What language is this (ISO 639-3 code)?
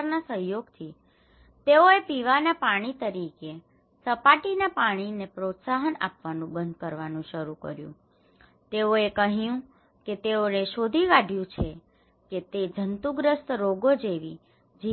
guj